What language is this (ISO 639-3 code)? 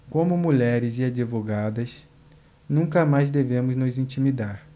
por